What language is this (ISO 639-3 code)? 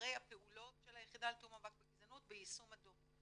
heb